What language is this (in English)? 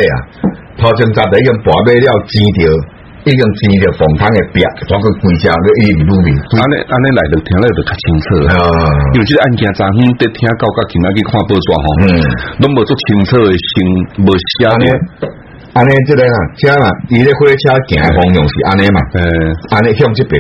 Chinese